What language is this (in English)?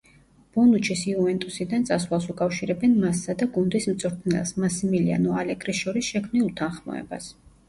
Georgian